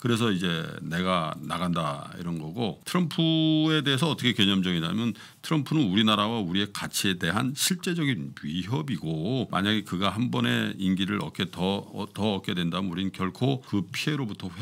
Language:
Korean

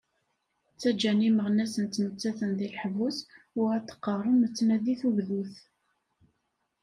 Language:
Kabyle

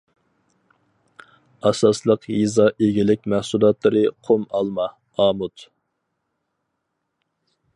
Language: Uyghur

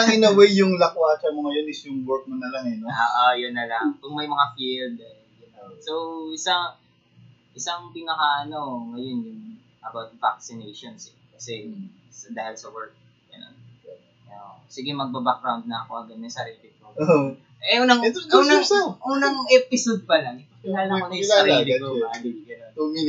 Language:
Filipino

